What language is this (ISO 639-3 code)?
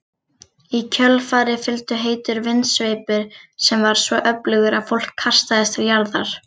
isl